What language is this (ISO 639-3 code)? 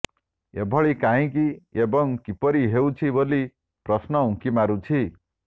ori